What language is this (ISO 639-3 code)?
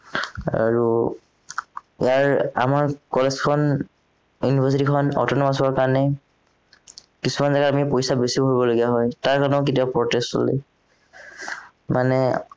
asm